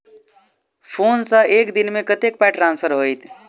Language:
Maithili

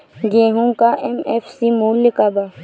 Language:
Bhojpuri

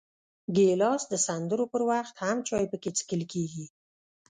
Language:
Pashto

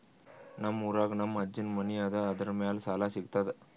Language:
Kannada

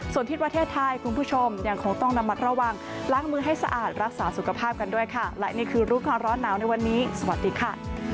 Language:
Thai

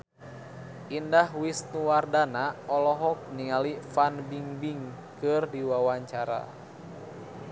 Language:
Sundanese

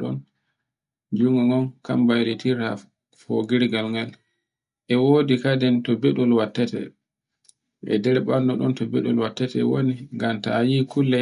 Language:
Borgu Fulfulde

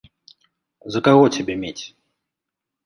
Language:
Belarusian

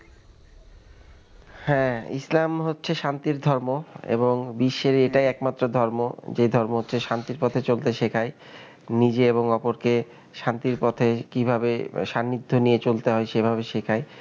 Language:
Bangla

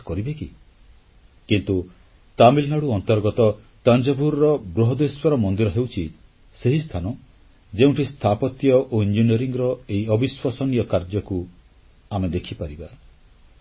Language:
Odia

